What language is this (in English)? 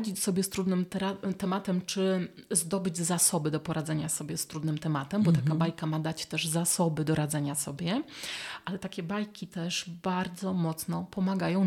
Polish